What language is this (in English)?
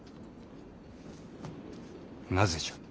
Japanese